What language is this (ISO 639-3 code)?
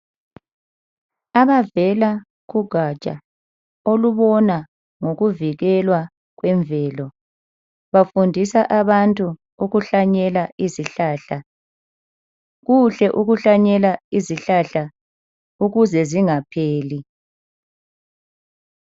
nde